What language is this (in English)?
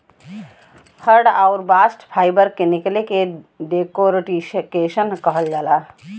Bhojpuri